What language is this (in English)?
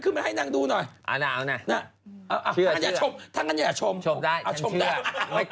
Thai